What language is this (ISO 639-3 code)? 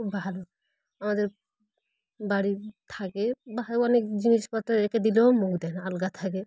ben